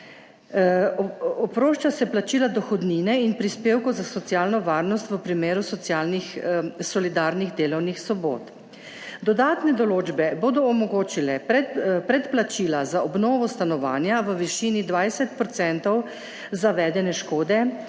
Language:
Slovenian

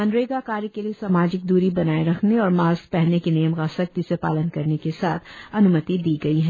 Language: Hindi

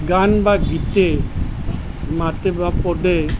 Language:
Assamese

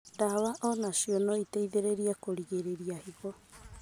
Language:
Kikuyu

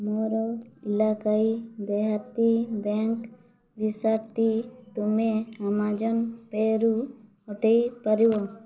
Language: Odia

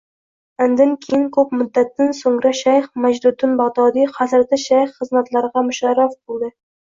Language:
Uzbek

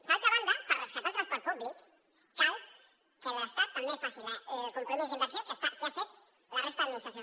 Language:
Catalan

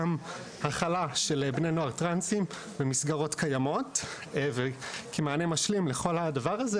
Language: Hebrew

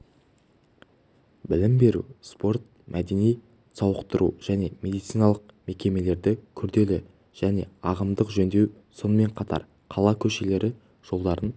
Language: Kazakh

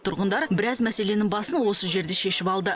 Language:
Kazakh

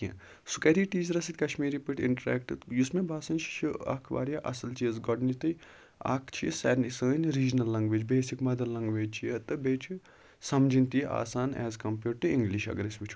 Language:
Kashmiri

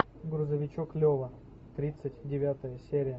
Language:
Russian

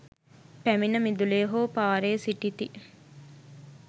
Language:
Sinhala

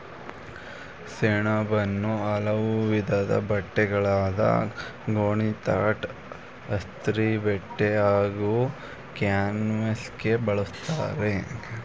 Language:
Kannada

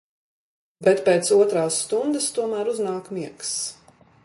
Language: Latvian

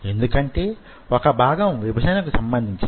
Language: Telugu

